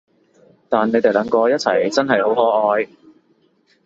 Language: Cantonese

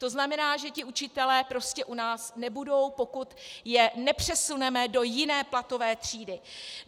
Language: Czech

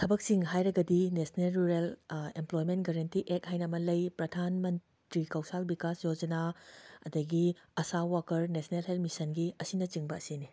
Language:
Manipuri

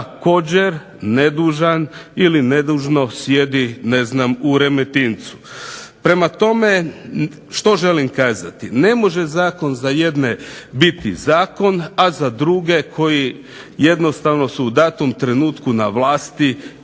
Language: Croatian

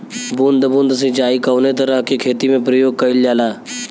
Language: Bhojpuri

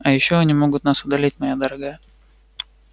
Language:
Russian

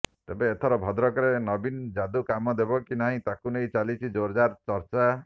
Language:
Odia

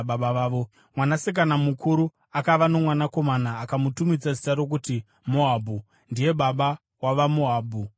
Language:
Shona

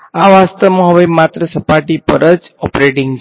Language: Gujarati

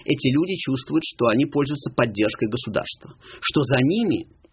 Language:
Russian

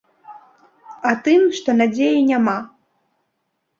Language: Belarusian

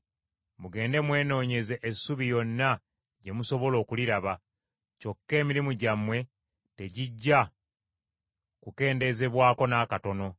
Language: Ganda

